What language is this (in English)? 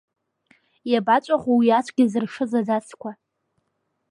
Abkhazian